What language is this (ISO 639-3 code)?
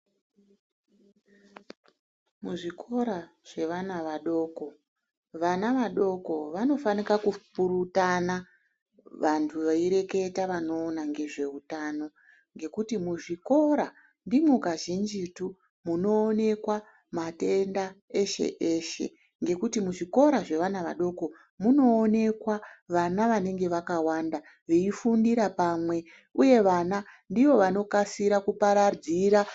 ndc